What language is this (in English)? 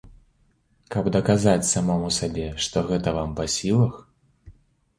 Belarusian